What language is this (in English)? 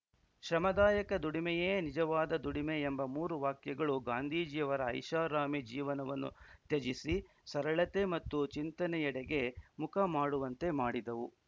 Kannada